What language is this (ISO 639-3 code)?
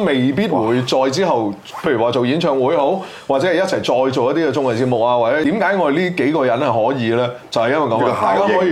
zho